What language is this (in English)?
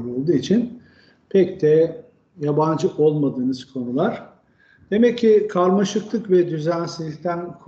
Turkish